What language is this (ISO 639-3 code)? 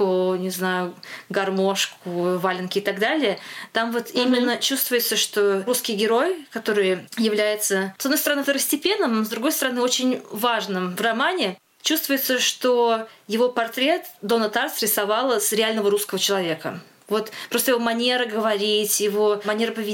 rus